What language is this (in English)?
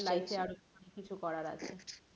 Bangla